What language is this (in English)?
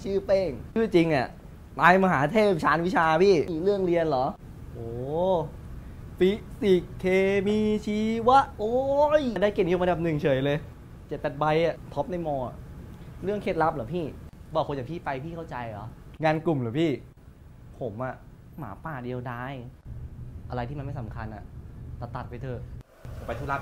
Thai